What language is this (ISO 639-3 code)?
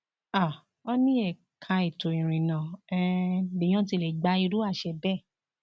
yor